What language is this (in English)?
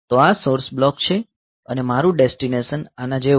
Gujarati